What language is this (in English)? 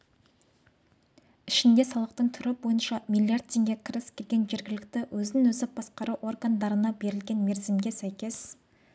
Kazakh